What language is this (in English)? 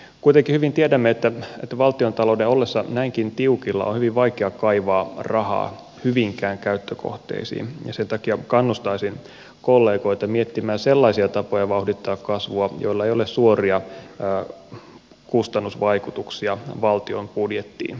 Finnish